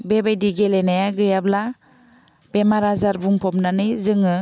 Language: Bodo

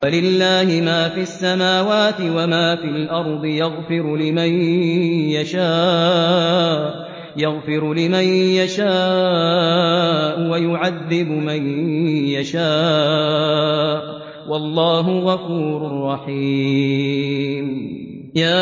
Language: Arabic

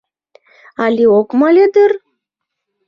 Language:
Mari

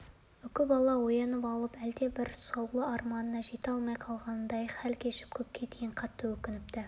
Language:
Kazakh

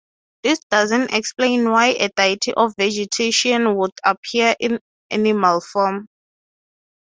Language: English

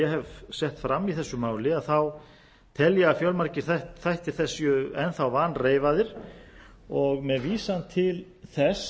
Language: Icelandic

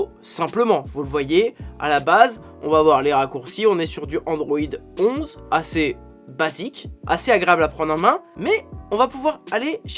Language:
French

